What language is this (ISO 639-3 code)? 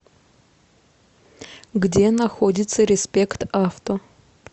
rus